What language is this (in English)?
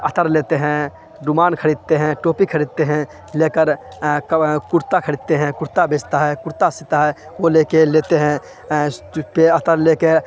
Urdu